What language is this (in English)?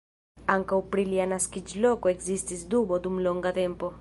Esperanto